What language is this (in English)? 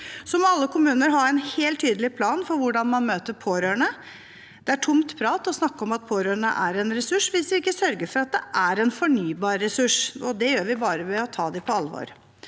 Norwegian